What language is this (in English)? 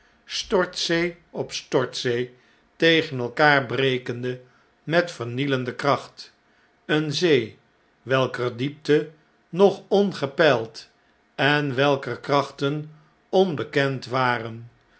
Dutch